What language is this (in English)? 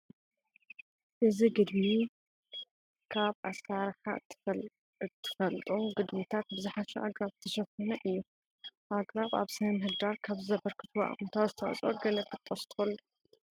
Tigrinya